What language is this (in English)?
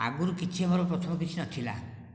Odia